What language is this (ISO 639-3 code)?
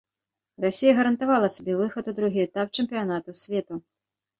bel